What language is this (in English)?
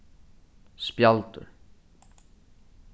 Faroese